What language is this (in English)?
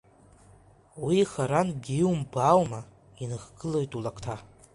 Abkhazian